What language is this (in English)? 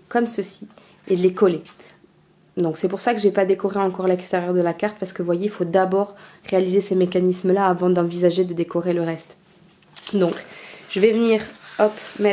French